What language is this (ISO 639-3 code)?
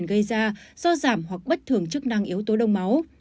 vie